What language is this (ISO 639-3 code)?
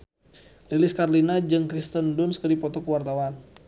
sun